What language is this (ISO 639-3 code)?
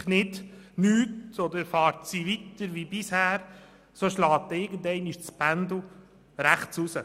gsw